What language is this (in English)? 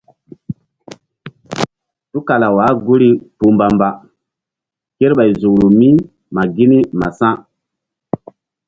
Mbum